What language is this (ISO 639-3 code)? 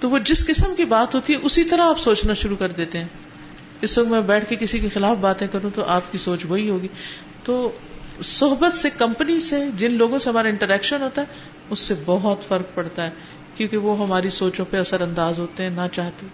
urd